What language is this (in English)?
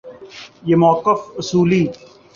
Urdu